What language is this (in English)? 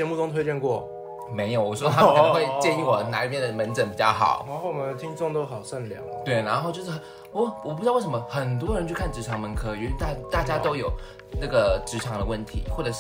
Chinese